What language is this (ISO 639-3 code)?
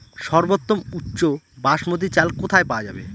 ben